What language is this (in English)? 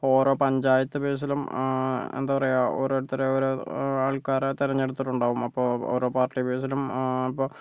Malayalam